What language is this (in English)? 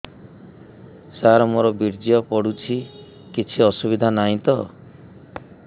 Odia